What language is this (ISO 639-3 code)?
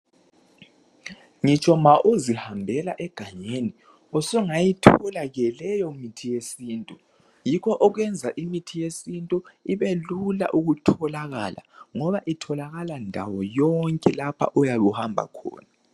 nde